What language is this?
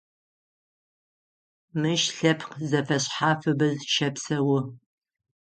Adyghe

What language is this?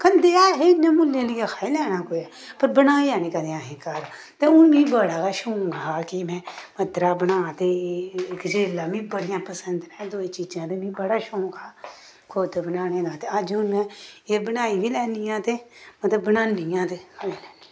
Dogri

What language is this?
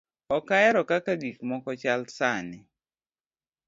Luo (Kenya and Tanzania)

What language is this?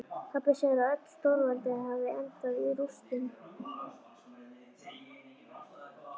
Icelandic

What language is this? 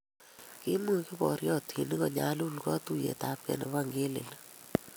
Kalenjin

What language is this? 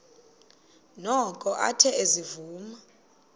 Xhosa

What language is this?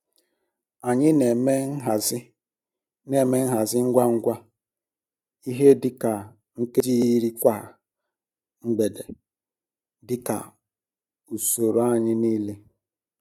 Igbo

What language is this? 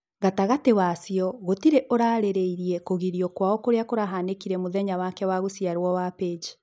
Kikuyu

